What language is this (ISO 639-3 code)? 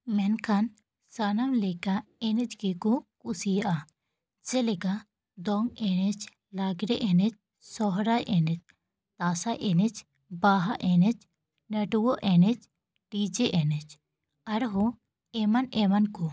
sat